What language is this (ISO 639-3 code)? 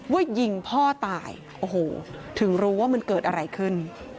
tha